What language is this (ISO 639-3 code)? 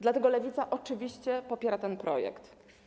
pol